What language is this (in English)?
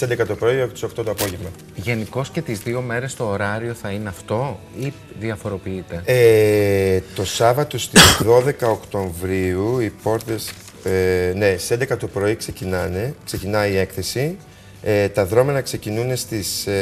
Greek